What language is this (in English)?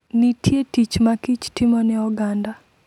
Luo (Kenya and Tanzania)